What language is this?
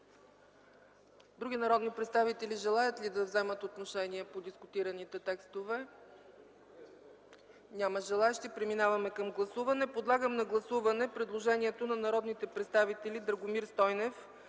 Bulgarian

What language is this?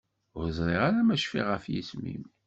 Kabyle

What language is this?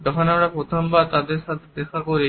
Bangla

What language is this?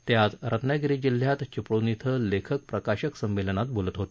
Marathi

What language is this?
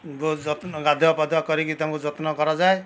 Odia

